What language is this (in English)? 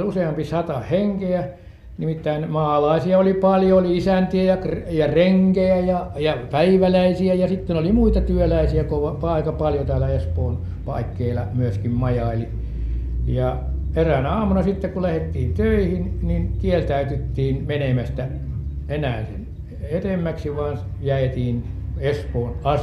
Finnish